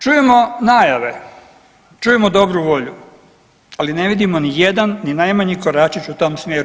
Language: Croatian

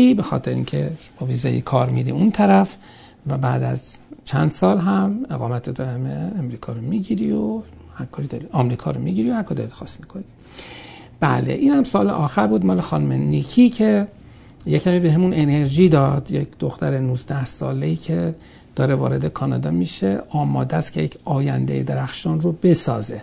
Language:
Persian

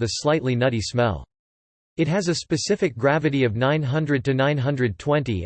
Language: English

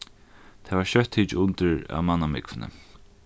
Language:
Faroese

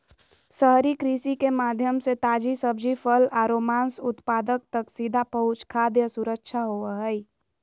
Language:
Magahi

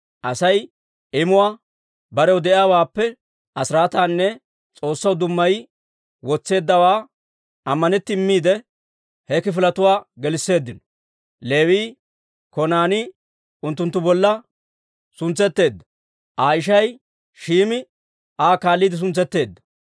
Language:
Dawro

